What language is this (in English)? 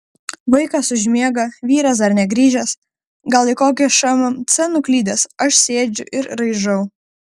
Lithuanian